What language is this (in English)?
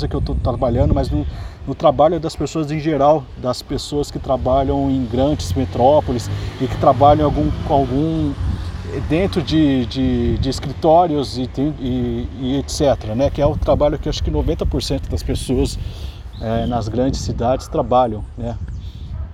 Portuguese